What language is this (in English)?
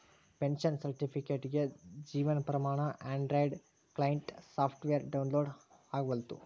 Kannada